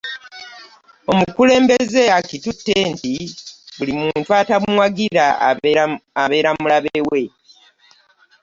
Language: Ganda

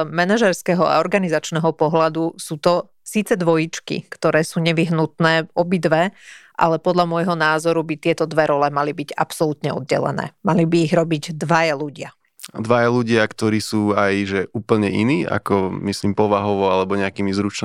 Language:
Slovak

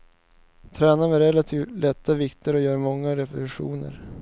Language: Swedish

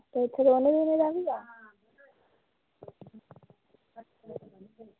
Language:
Dogri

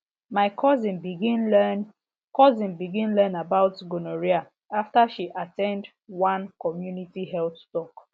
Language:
Nigerian Pidgin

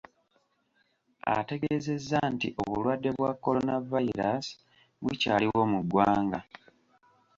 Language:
Ganda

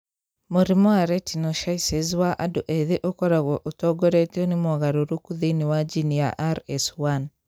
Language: Kikuyu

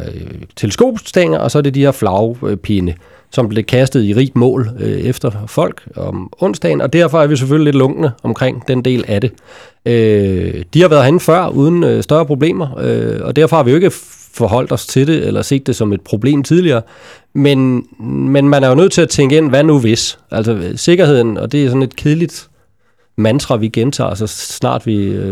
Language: Danish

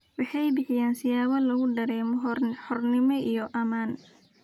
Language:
Somali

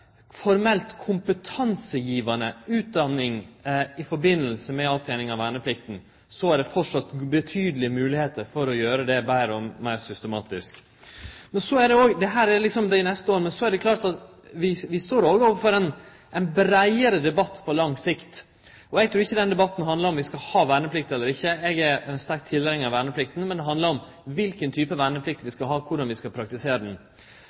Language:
Norwegian Nynorsk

